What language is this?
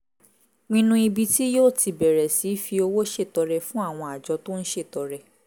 Yoruba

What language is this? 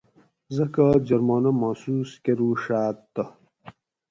Gawri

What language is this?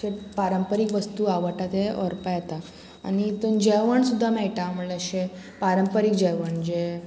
Konkani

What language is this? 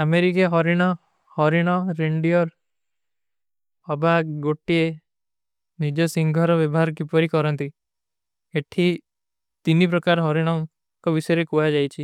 Kui (India)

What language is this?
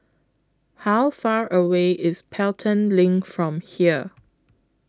English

